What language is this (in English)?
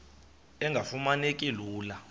Xhosa